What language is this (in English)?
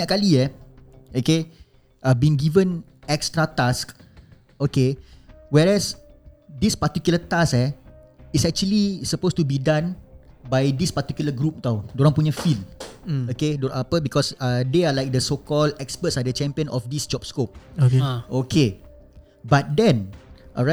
Malay